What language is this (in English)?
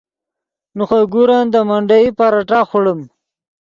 Yidgha